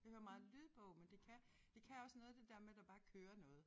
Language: Danish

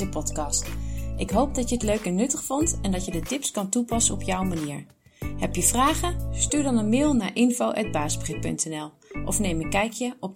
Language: Dutch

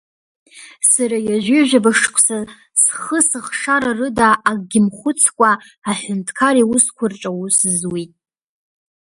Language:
Abkhazian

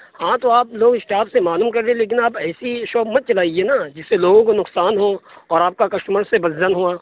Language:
Urdu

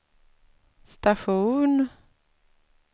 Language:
Swedish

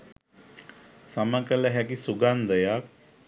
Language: Sinhala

